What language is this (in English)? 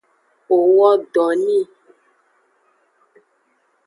Aja (Benin)